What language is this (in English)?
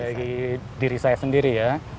Indonesian